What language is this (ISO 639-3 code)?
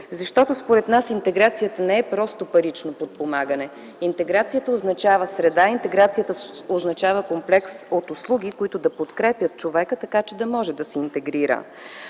bul